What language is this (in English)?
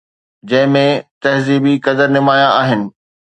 Sindhi